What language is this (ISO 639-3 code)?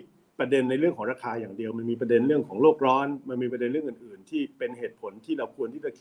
tha